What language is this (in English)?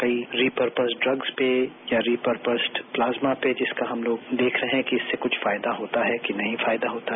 Hindi